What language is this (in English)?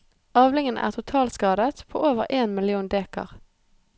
Norwegian